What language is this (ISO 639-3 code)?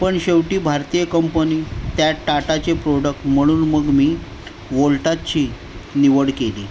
mar